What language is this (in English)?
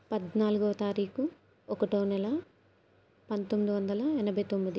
Telugu